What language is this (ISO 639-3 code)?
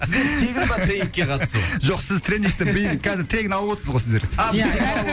kaz